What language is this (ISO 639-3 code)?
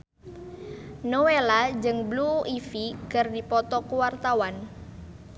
sun